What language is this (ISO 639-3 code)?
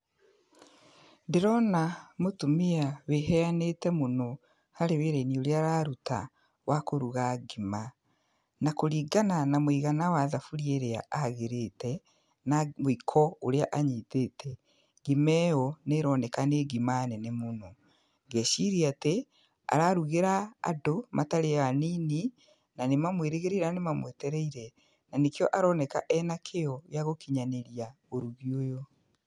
kik